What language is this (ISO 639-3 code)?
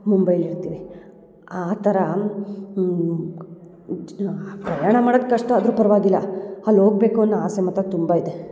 kan